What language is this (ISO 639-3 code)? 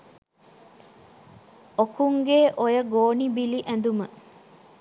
sin